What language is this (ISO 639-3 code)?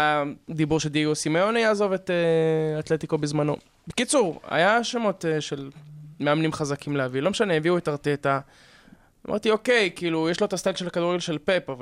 heb